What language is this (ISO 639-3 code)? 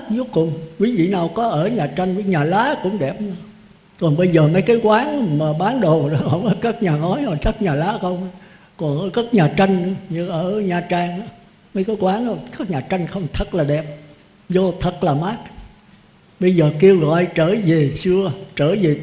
vie